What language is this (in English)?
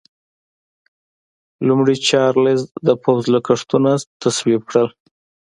Pashto